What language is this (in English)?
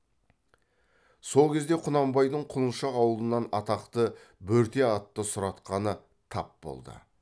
Kazakh